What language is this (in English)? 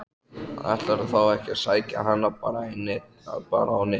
Icelandic